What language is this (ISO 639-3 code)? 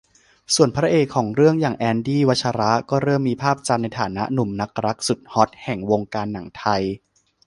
tha